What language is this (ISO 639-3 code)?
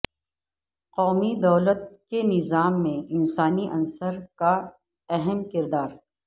urd